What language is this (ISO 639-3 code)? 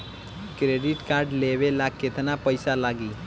bho